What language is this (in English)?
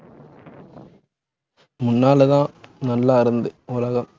Tamil